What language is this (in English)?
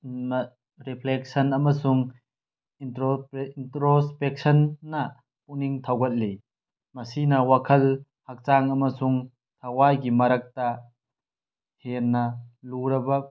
Manipuri